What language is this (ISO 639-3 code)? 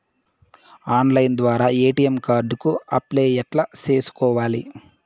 tel